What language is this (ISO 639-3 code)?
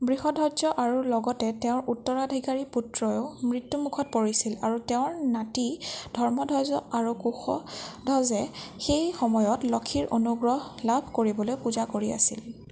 asm